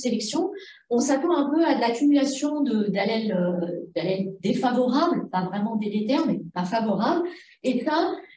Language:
French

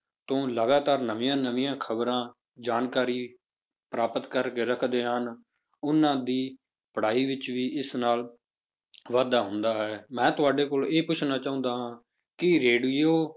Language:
Punjabi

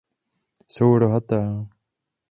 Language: Czech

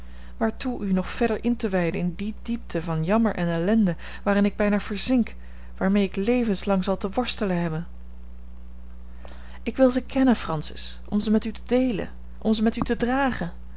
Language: Dutch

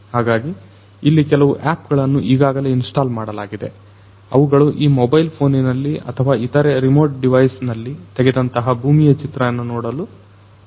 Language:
Kannada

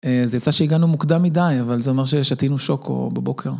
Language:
Hebrew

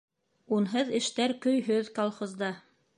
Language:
Bashkir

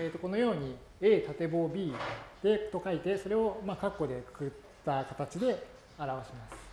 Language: Japanese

